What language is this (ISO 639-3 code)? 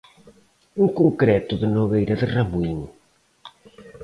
glg